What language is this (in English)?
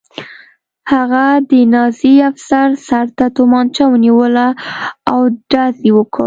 Pashto